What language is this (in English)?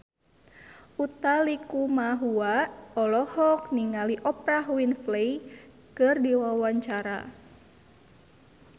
Sundanese